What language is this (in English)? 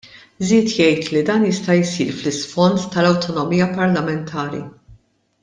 Maltese